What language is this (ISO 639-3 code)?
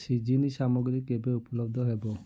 ori